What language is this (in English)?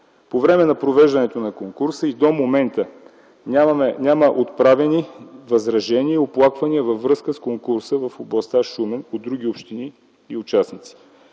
Bulgarian